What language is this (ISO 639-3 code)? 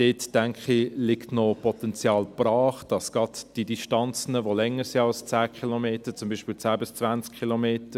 gsw